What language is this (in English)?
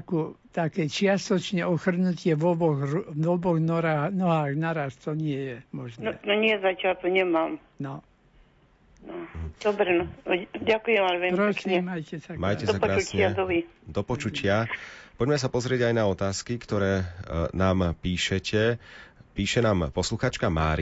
Slovak